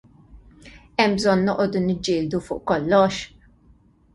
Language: Maltese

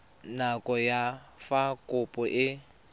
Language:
Tswana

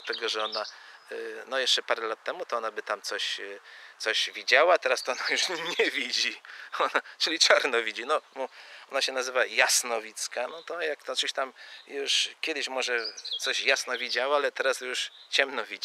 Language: Polish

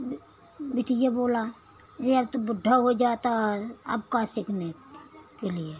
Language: Hindi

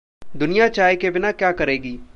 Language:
Hindi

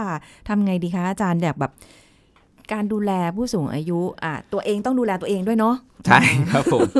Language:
Thai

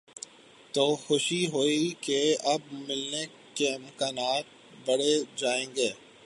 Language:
Urdu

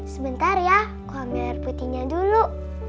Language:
Indonesian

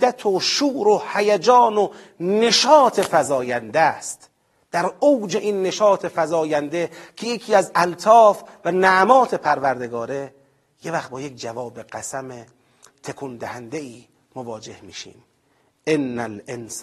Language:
Persian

